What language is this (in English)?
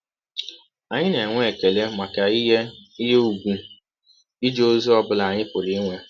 Igbo